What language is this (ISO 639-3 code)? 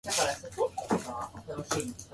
jpn